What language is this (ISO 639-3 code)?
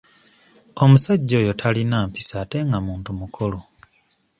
lug